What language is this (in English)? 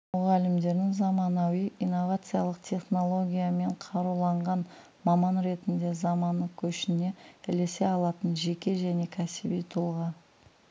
Kazakh